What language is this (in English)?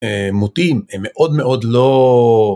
Hebrew